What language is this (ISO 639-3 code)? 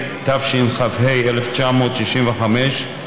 heb